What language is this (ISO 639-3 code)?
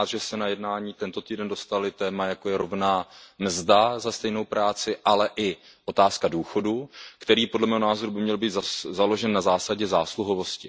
ces